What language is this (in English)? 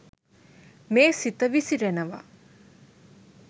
Sinhala